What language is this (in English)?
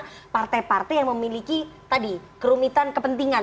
Indonesian